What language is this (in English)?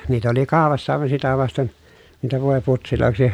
Finnish